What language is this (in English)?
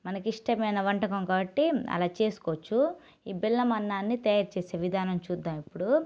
Telugu